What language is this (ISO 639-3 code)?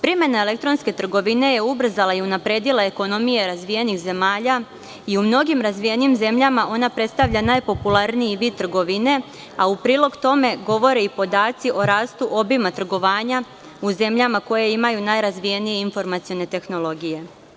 srp